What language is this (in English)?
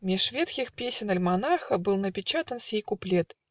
Russian